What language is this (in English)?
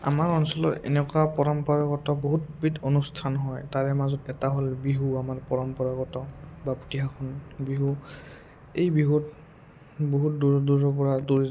Assamese